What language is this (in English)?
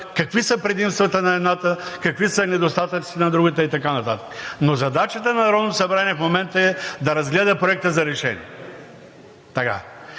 Bulgarian